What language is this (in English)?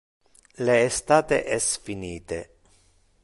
Interlingua